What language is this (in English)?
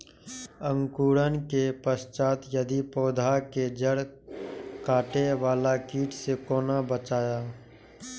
Maithili